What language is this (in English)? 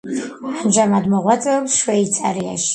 Georgian